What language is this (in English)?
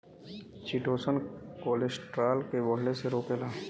Bhojpuri